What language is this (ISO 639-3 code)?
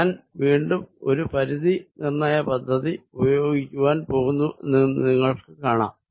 mal